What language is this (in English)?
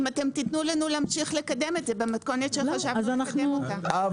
Hebrew